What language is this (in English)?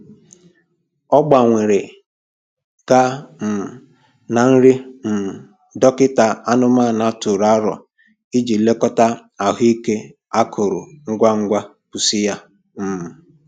Igbo